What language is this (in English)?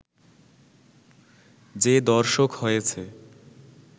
Bangla